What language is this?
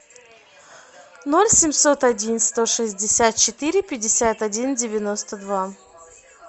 Russian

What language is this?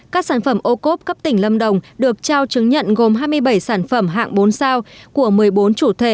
Vietnamese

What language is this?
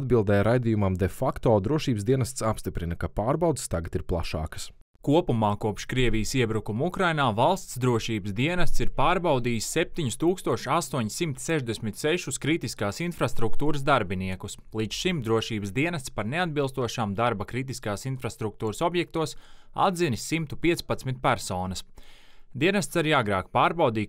Latvian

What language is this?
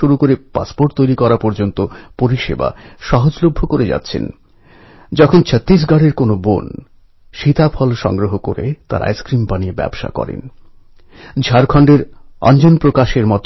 Bangla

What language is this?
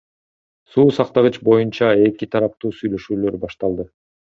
Kyrgyz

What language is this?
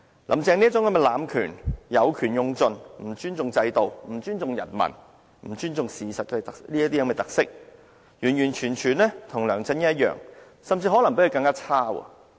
Cantonese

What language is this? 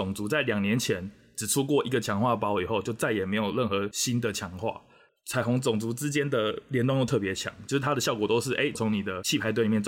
Chinese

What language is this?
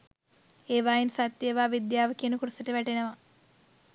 Sinhala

